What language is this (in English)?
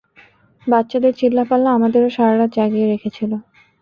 Bangla